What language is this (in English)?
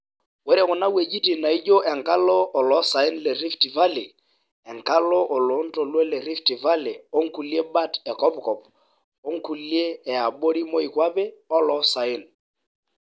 Masai